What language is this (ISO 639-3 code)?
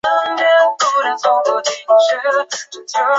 zho